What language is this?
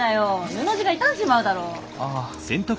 Japanese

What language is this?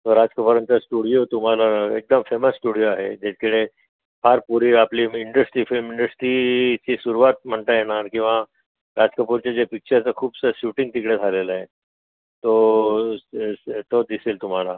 Marathi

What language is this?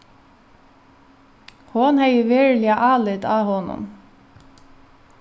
Faroese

